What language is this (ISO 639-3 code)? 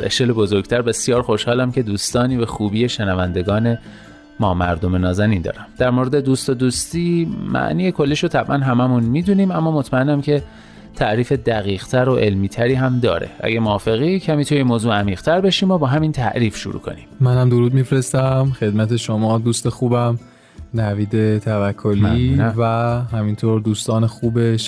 fas